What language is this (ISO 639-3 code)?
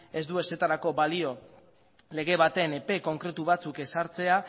eus